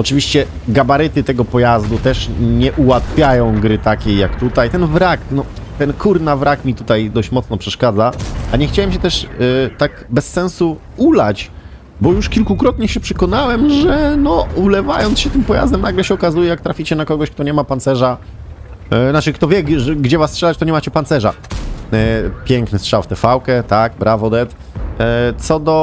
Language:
Polish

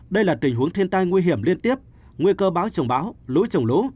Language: Vietnamese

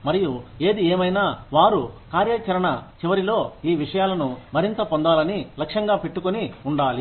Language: Telugu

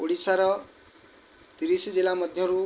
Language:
Odia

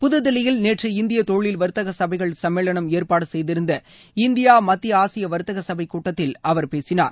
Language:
Tamil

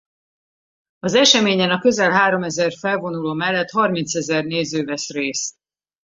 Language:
Hungarian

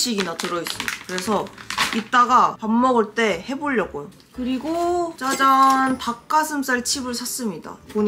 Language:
Korean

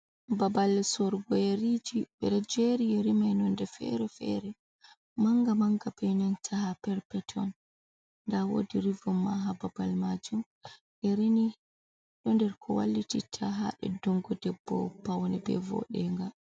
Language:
Fula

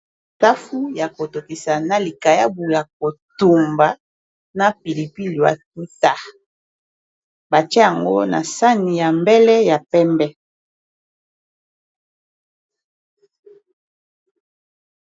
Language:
Lingala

